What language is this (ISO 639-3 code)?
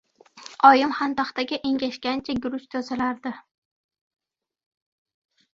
uzb